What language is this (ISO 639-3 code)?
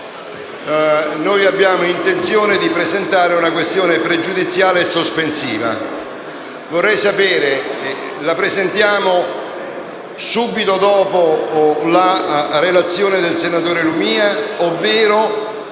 ita